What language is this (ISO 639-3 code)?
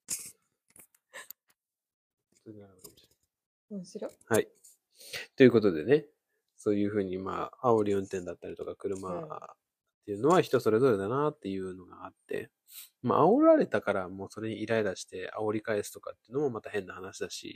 jpn